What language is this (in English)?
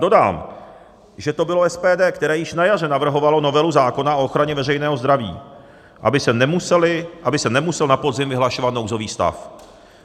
Czech